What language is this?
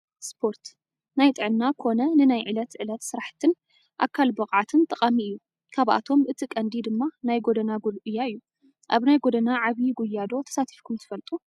Tigrinya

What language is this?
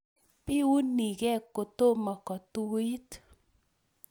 Kalenjin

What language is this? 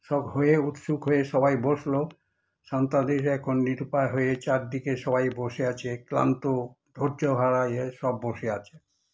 Bangla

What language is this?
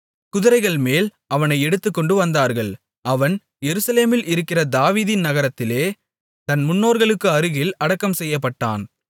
Tamil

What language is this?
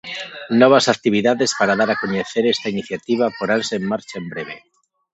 Galician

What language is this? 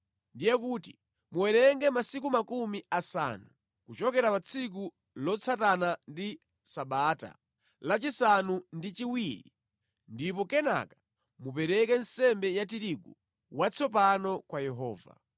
Nyanja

